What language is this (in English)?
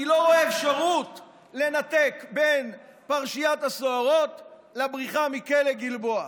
Hebrew